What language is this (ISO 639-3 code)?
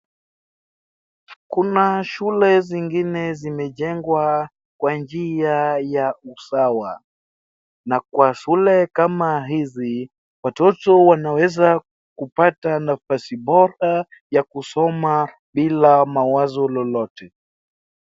swa